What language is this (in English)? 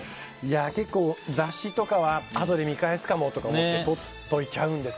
Japanese